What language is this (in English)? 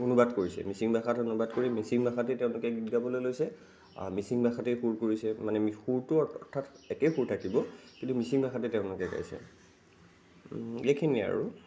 Assamese